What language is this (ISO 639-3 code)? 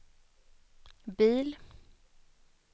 swe